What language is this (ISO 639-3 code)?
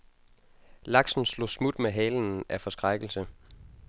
dan